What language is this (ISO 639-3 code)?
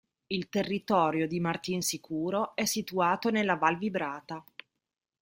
ita